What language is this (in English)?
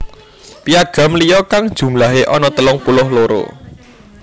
Javanese